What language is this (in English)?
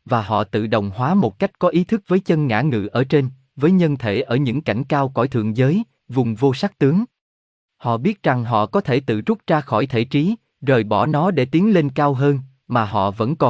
Vietnamese